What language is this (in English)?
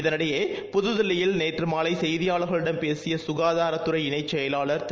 Tamil